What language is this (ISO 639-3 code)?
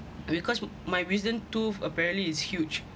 eng